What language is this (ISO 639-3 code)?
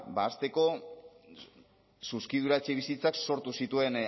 eus